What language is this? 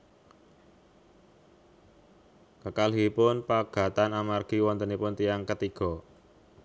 Javanese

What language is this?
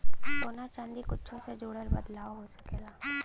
Bhojpuri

